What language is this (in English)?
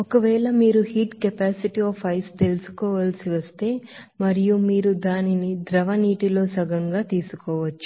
Telugu